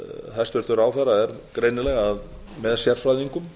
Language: Icelandic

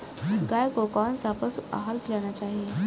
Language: Hindi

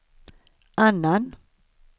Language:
Swedish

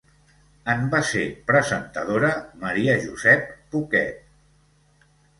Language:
Catalan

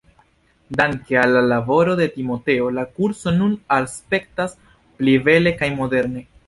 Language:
Esperanto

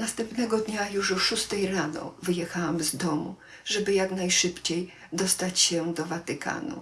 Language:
Polish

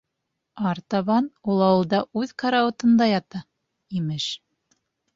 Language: Bashkir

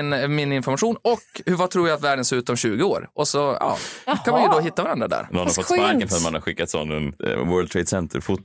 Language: Swedish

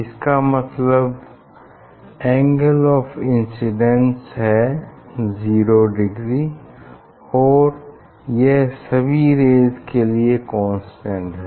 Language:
Hindi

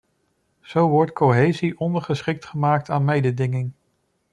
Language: Dutch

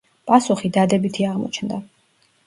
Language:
Georgian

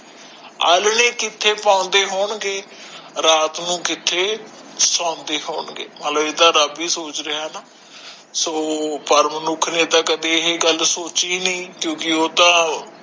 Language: Punjabi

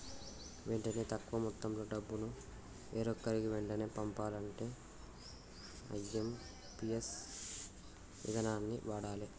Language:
Telugu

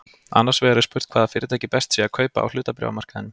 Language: Icelandic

